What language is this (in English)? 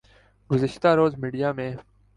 Urdu